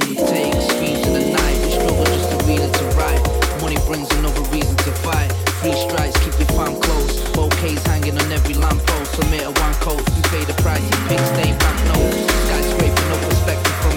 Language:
English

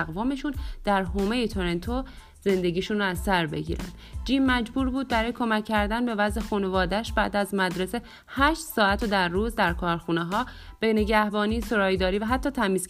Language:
Persian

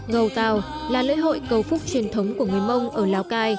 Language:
Vietnamese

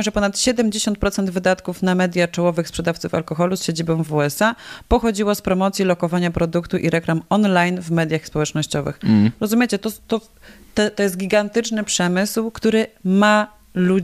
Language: Polish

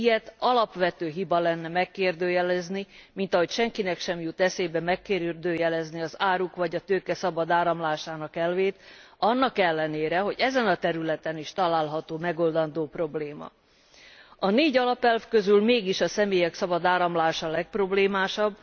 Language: Hungarian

